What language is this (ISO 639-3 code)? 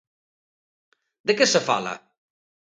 glg